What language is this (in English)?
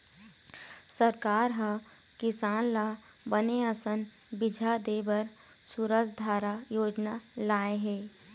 Chhattisgarhi